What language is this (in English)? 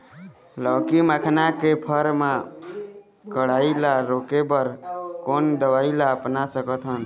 Chhattisgarhi